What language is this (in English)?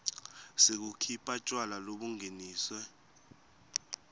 Swati